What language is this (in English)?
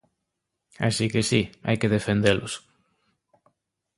Galician